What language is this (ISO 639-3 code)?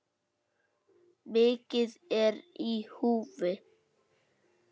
isl